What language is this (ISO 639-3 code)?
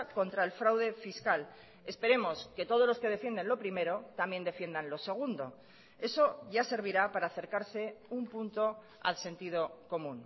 spa